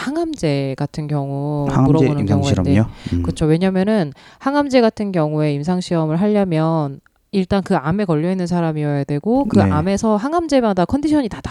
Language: Korean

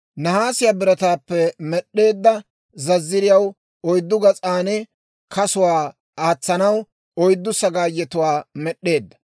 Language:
Dawro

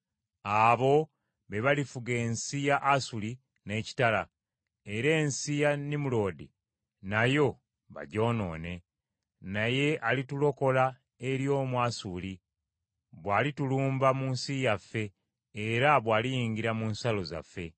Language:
Ganda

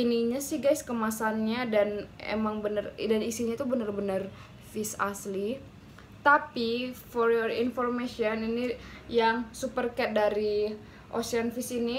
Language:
Indonesian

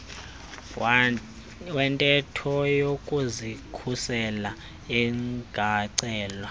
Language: Xhosa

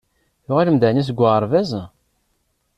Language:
Kabyle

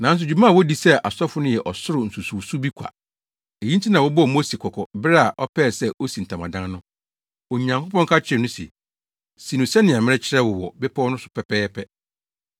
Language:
Akan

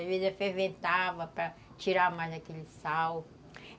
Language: Portuguese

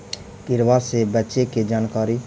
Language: Magahi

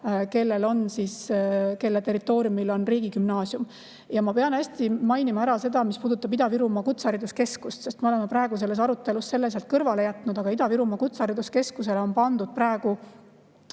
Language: Estonian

